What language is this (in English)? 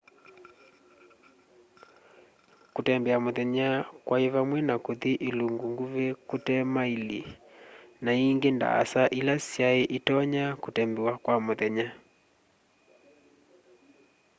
Kamba